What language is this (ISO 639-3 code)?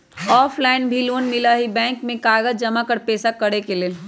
mag